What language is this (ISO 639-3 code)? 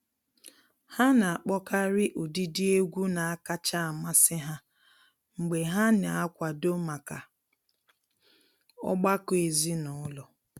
ibo